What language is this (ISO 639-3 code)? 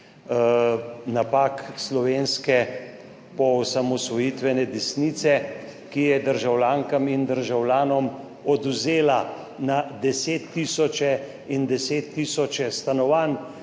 slv